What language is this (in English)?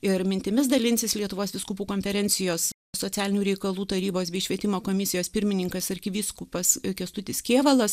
Lithuanian